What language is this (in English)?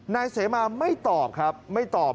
Thai